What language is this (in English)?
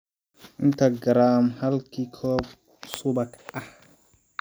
Somali